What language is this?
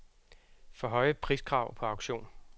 Danish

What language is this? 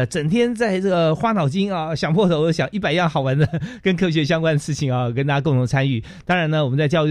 Chinese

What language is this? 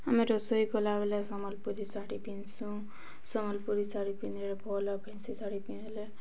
Odia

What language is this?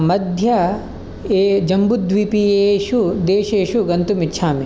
Sanskrit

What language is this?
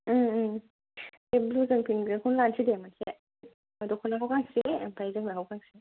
Bodo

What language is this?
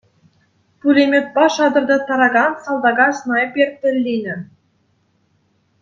Chuvash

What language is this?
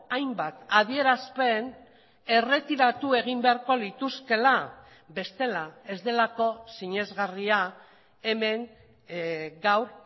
Basque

